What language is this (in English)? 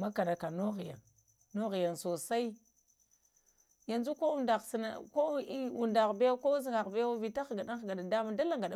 Lamang